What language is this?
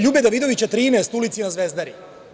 Serbian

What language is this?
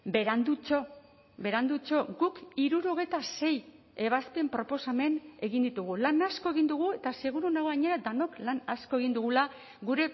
Basque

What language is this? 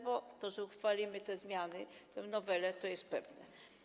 Polish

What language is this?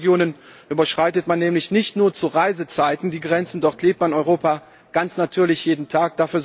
German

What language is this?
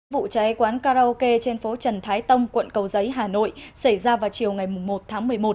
Vietnamese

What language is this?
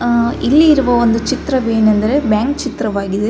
Kannada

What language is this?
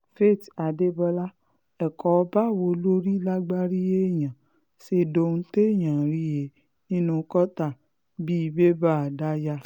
Yoruba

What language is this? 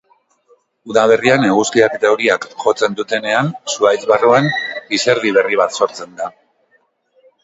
Basque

